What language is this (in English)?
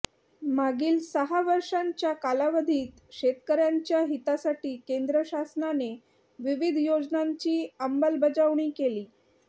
Marathi